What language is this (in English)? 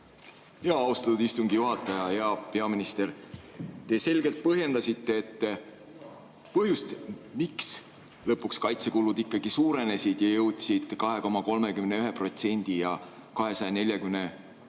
Estonian